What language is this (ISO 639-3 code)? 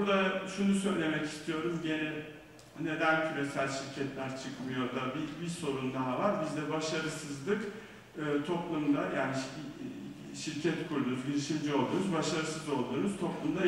tur